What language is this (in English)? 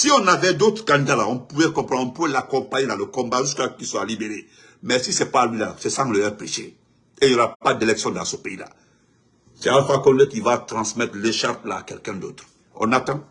French